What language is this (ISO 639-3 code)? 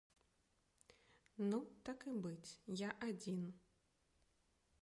bel